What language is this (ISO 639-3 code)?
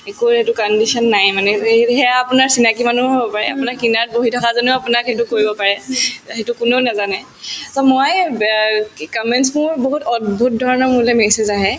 asm